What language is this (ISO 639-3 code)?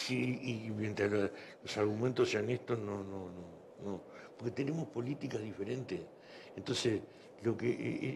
spa